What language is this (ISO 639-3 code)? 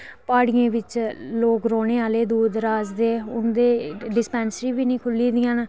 doi